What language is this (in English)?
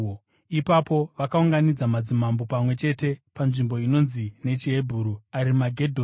Shona